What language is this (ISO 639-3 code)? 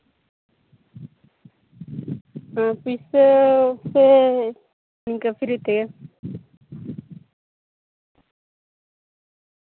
sat